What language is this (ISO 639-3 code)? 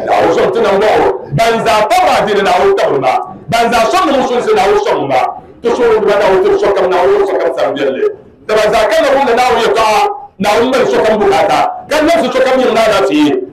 ara